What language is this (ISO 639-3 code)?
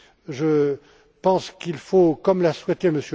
fra